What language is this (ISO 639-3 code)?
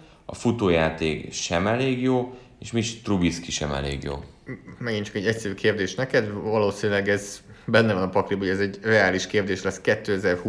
hun